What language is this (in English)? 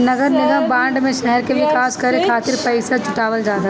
Bhojpuri